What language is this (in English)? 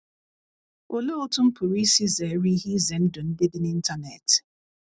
Igbo